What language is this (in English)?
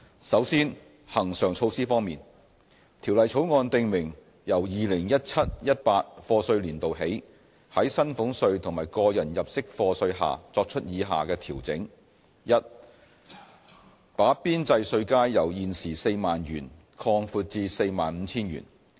Cantonese